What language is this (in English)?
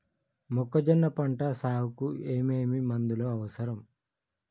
Telugu